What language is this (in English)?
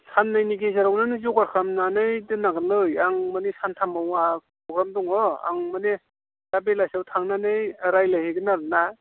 Bodo